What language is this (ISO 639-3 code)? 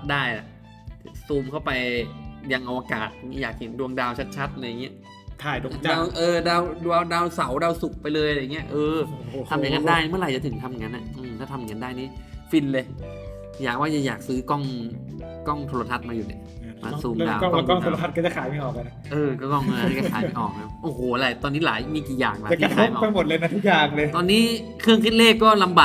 tha